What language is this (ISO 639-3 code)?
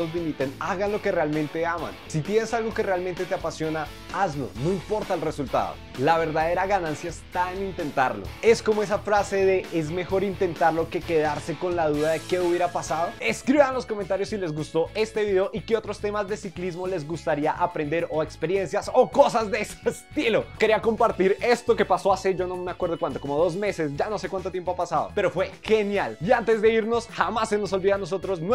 spa